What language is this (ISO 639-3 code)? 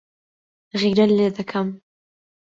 ckb